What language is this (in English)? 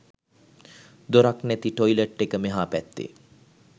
Sinhala